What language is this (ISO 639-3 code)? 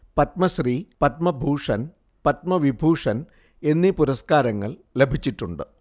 mal